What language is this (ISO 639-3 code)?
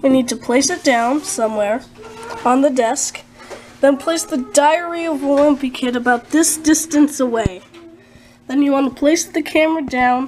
eng